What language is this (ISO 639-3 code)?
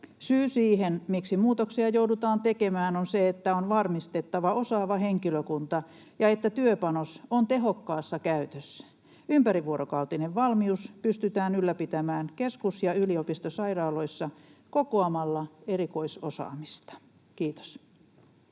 fin